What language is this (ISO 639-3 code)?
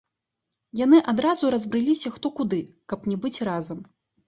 bel